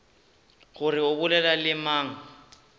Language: Northern Sotho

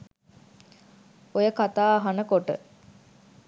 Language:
Sinhala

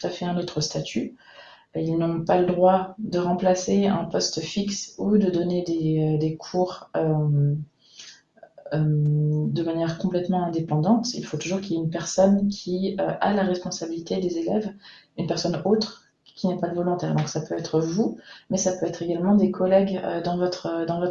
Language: French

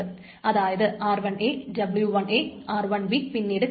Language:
Malayalam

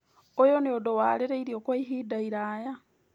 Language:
Kikuyu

